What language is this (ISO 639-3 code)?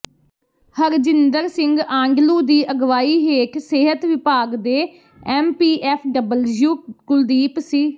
pan